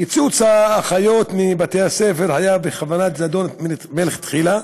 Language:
Hebrew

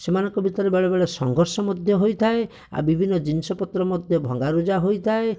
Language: Odia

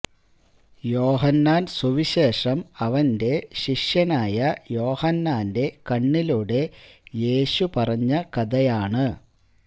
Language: Malayalam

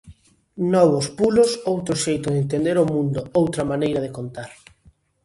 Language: Galician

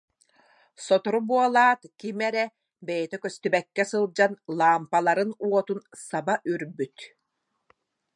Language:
Yakut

